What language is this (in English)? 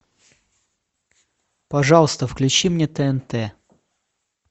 Russian